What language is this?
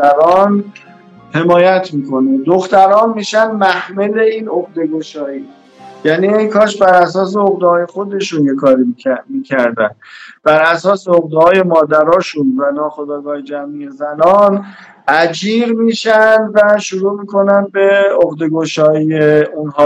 Persian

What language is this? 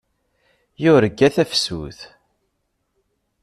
Kabyle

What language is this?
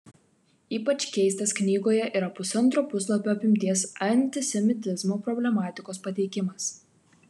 Lithuanian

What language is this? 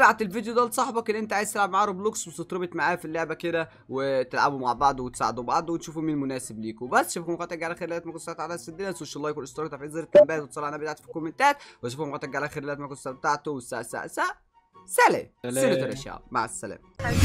Arabic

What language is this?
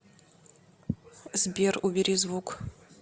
Russian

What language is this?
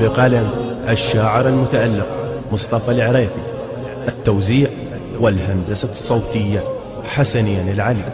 Arabic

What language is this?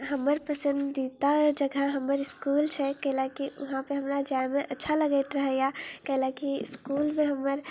Maithili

